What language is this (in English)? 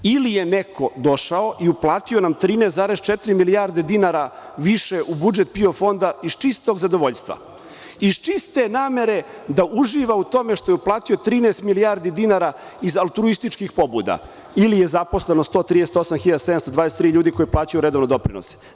Serbian